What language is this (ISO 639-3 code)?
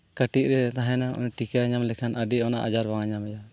sat